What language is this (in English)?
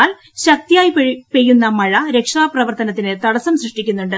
Malayalam